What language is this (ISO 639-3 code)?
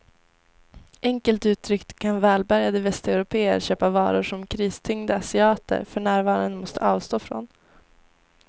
swe